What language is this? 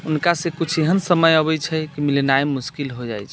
Maithili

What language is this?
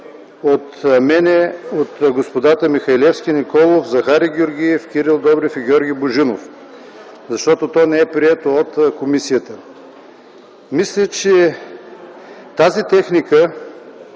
Bulgarian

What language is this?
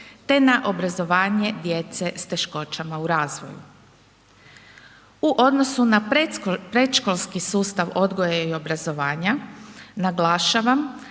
Croatian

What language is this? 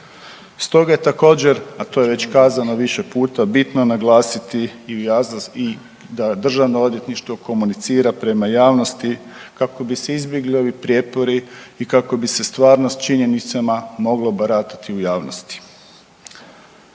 Croatian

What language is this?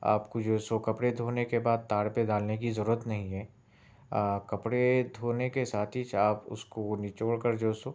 Urdu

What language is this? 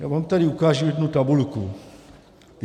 Czech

